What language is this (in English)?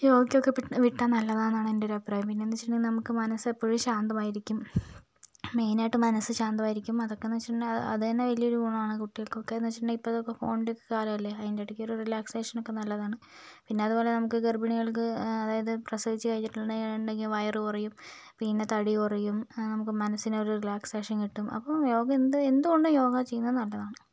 Malayalam